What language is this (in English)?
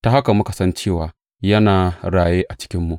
Hausa